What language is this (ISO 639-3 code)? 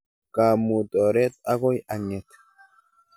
kln